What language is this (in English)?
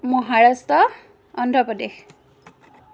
Assamese